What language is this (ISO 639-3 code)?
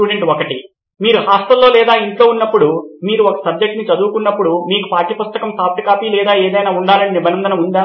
tel